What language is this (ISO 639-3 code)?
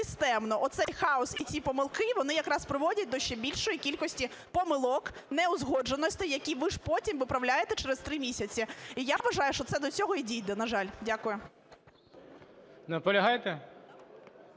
ukr